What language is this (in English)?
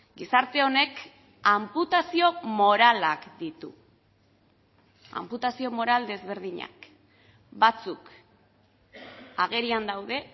Basque